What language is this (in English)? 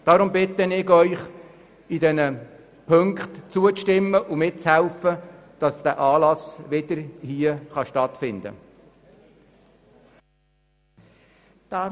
Swiss German